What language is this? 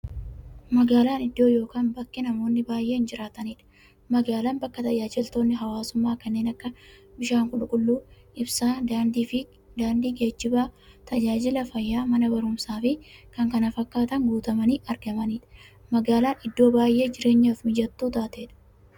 Oromo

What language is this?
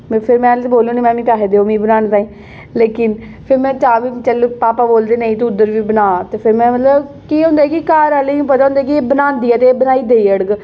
Dogri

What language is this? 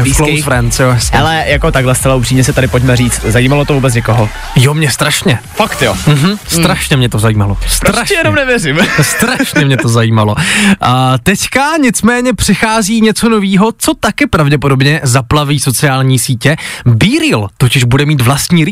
Czech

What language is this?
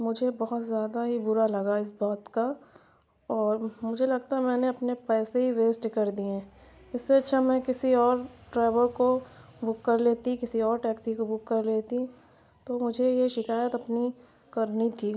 Urdu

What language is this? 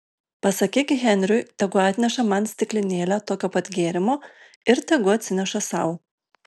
Lithuanian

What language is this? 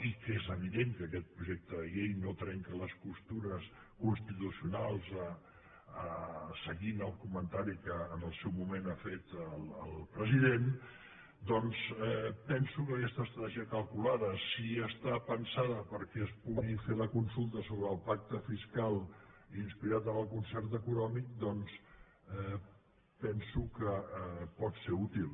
Catalan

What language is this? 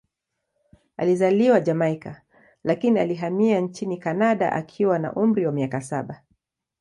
Swahili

